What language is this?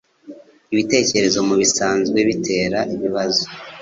Kinyarwanda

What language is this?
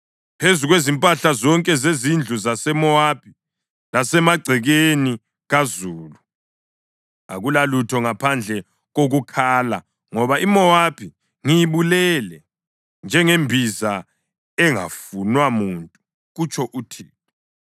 North Ndebele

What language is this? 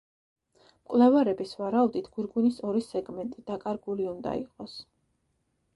Georgian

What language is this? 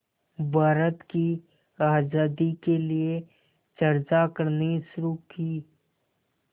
Hindi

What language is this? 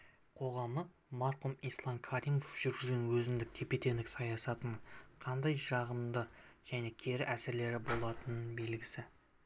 Kazakh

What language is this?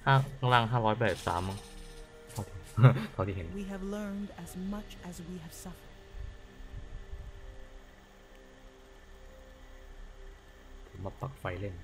Thai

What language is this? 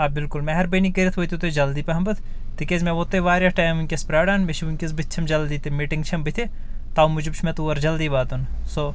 Kashmiri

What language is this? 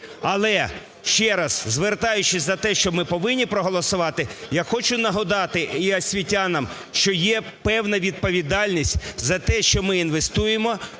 Ukrainian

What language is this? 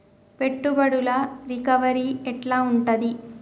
Telugu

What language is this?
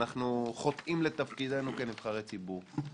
Hebrew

